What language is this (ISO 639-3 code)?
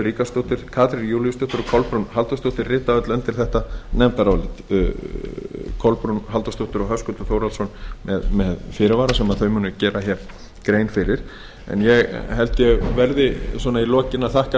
isl